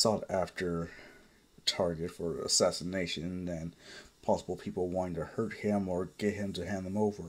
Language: English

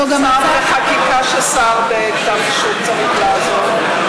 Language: Hebrew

